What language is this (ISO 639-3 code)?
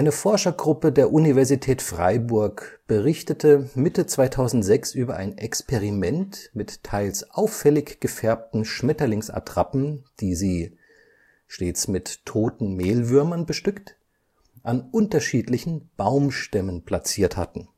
deu